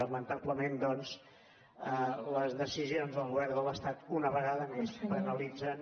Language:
Catalan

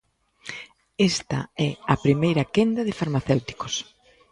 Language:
Galician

